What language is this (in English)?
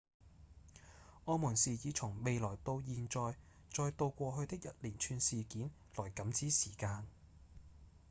Cantonese